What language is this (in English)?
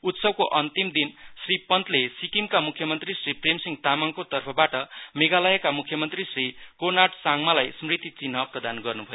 Nepali